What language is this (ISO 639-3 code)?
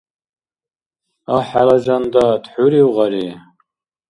dar